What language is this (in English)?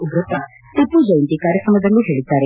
Kannada